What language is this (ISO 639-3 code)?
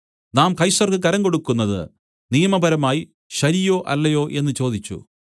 mal